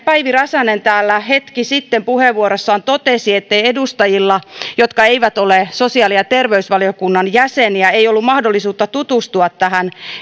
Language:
Finnish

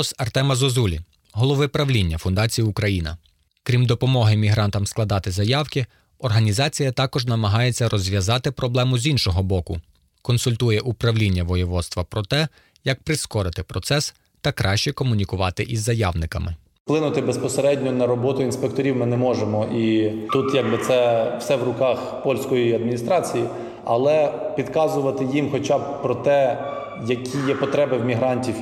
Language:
Ukrainian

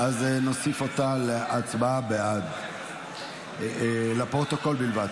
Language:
Hebrew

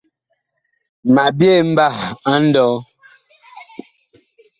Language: Bakoko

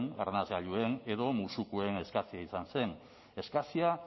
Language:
Basque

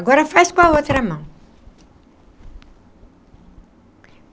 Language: Portuguese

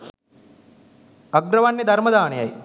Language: Sinhala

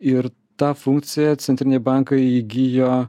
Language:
Lithuanian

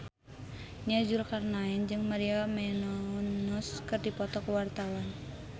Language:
Sundanese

